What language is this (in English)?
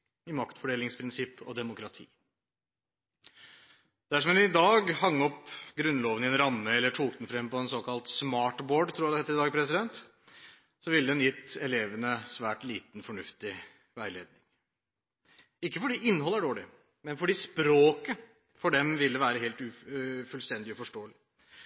Norwegian Bokmål